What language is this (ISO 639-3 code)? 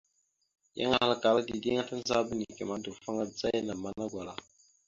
mxu